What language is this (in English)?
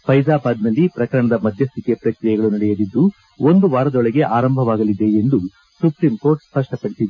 Kannada